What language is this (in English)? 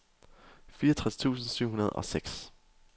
Danish